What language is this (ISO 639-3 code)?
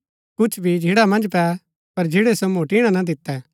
gbk